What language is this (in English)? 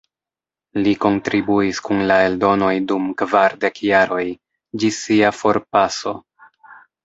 Esperanto